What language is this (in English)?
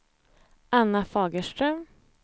Swedish